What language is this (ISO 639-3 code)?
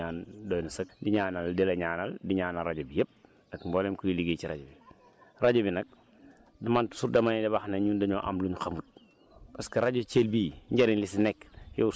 wol